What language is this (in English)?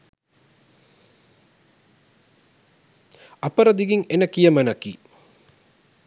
Sinhala